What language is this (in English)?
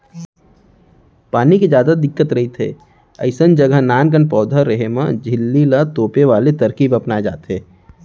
Chhattisgarhi